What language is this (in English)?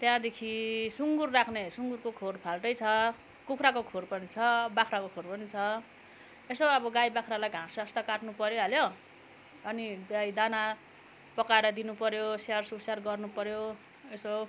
Nepali